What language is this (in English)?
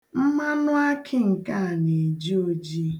Igbo